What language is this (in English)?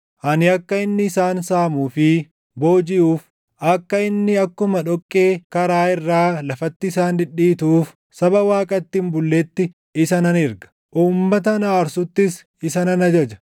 Oromo